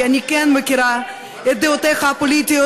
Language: Hebrew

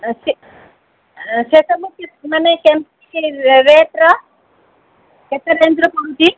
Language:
Odia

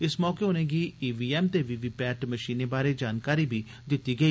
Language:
Dogri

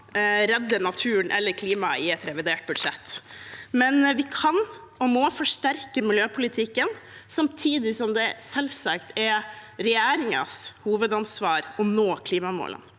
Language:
Norwegian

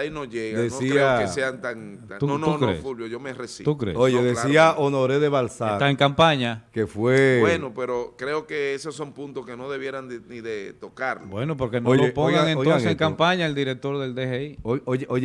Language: Spanish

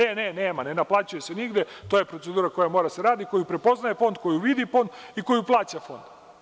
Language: Serbian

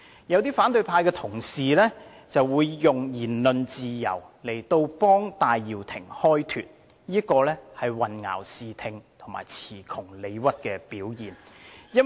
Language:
Cantonese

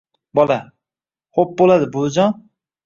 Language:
Uzbek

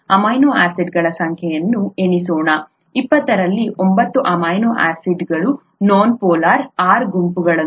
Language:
Kannada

